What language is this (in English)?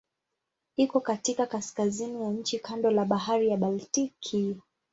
Swahili